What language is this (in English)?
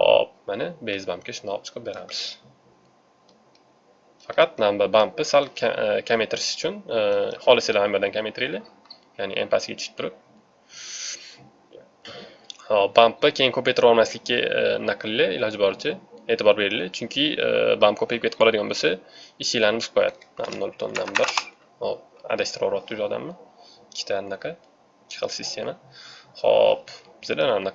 Turkish